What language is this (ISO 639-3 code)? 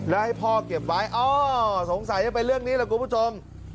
tha